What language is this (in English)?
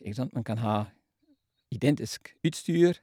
Norwegian